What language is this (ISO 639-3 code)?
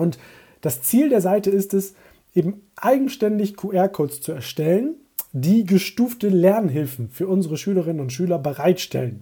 deu